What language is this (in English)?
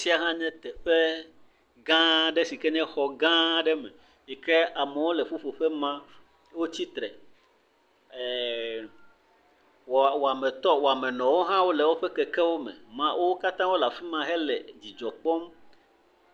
Ewe